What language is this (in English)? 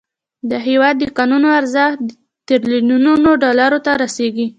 Pashto